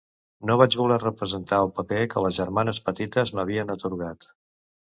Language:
Catalan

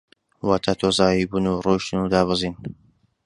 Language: Central Kurdish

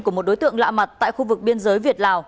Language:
Vietnamese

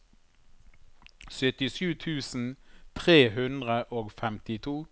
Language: Norwegian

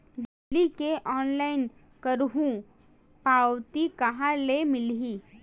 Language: Chhattisgarhi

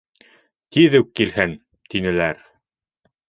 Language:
Bashkir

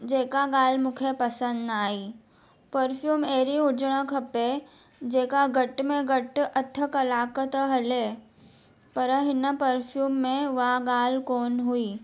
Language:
Sindhi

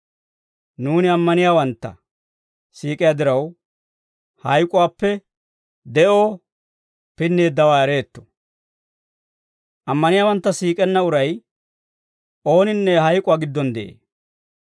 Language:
Dawro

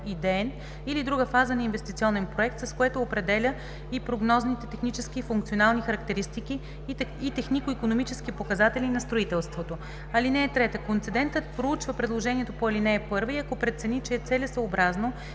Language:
Bulgarian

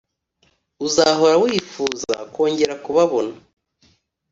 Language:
Kinyarwanda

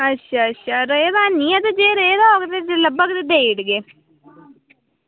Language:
Dogri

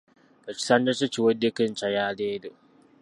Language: Ganda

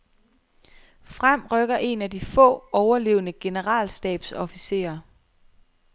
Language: Danish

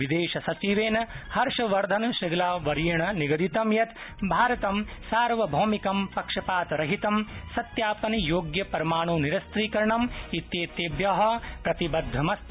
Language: Sanskrit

